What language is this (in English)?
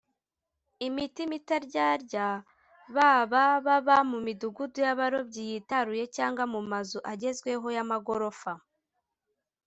Kinyarwanda